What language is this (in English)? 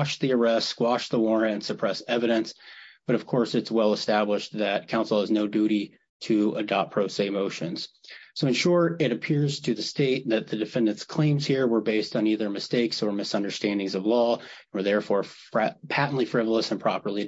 English